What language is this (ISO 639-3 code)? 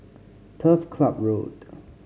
eng